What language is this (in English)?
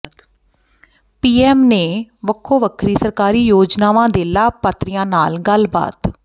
Punjabi